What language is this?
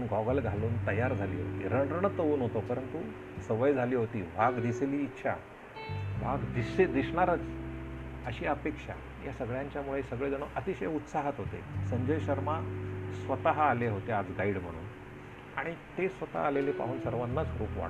Marathi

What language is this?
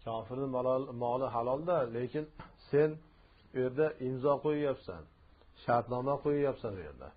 Turkish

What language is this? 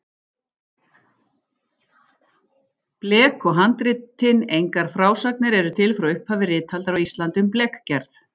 Icelandic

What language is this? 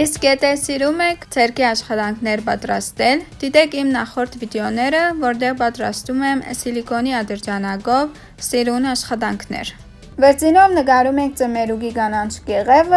Armenian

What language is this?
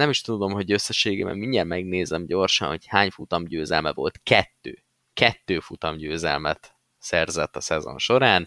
Hungarian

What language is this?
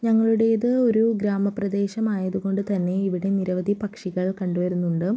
Malayalam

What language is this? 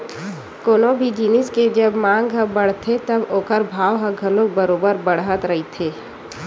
Chhattisgarhi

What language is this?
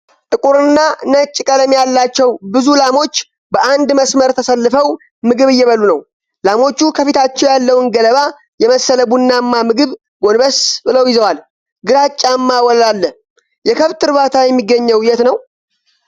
Amharic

